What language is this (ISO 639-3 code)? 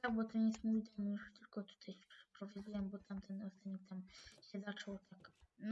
pol